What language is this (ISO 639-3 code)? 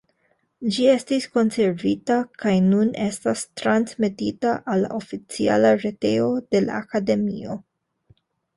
epo